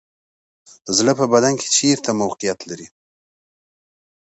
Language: Pashto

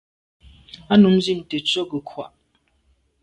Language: Medumba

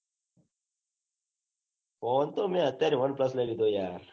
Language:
Gujarati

